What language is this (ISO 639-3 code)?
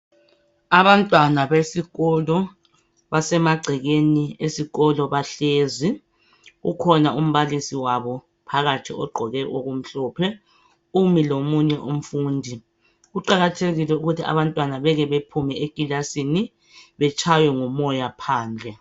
nde